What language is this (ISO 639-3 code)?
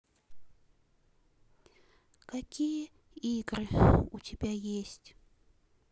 rus